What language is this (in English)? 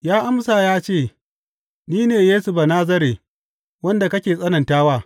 Hausa